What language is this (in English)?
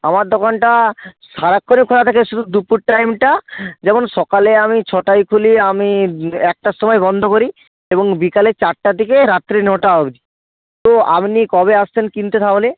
Bangla